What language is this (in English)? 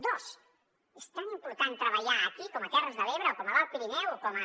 Catalan